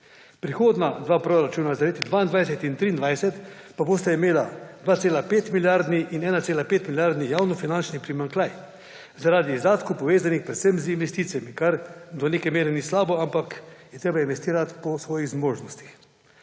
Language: Slovenian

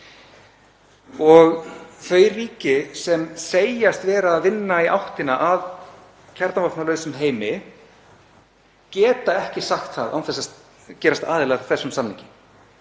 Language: Icelandic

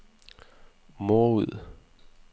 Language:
Danish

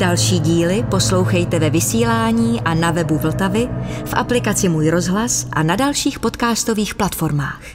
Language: Czech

